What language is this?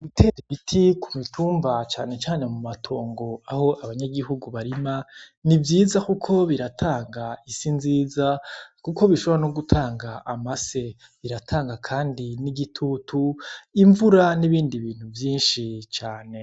Rundi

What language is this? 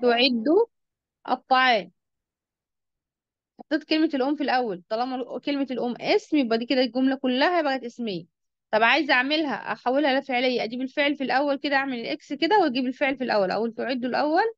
Arabic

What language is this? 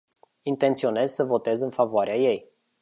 Romanian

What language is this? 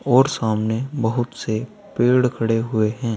Hindi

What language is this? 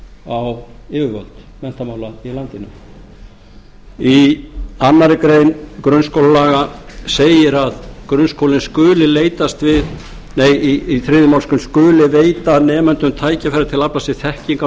Icelandic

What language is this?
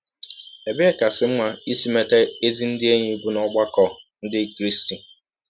Igbo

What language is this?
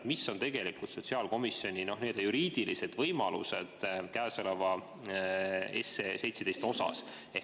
Estonian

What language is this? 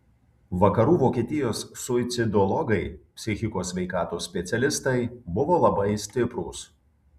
Lithuanian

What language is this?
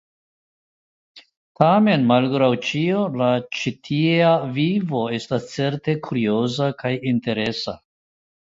Esperanto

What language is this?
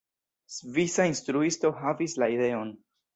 Esperanto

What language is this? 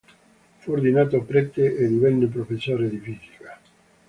Italian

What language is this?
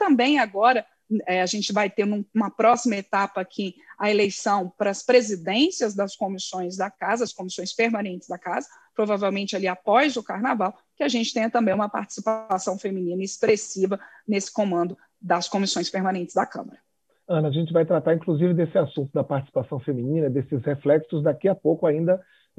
Portuguese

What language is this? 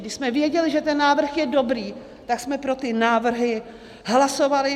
Czech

